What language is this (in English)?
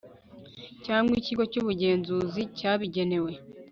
Kinyarwanda